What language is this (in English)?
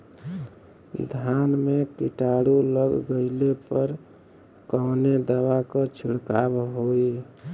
Bhojpuri